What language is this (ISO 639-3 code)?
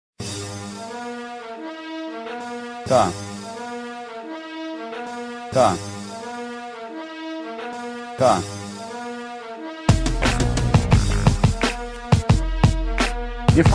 pol